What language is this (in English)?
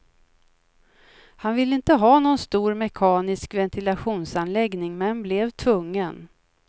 Swedish